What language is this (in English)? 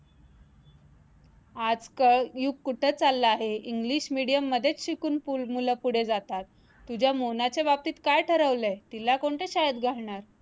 Marathi